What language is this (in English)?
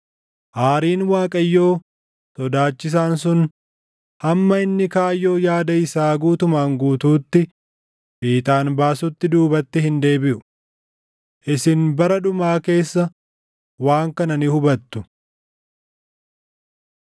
Oromo